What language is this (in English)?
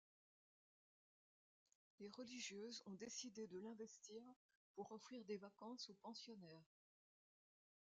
French